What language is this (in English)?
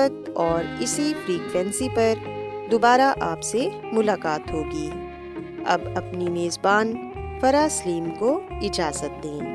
Urdu